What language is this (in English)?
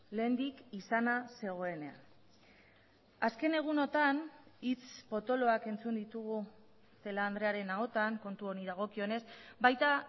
Basque